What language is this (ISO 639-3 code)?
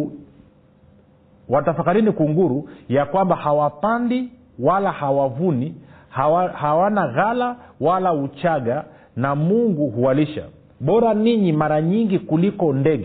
swa